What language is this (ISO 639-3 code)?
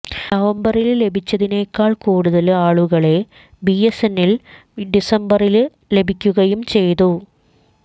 mal